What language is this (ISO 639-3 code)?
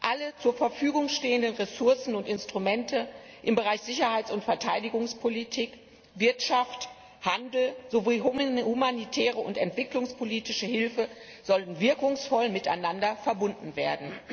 deu